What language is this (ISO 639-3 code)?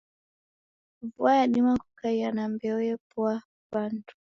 dav